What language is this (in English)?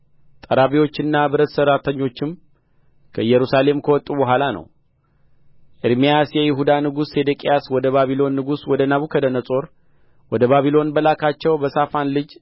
Amharic